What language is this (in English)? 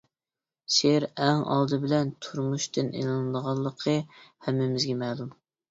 Uyghur